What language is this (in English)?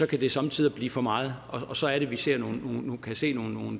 Danish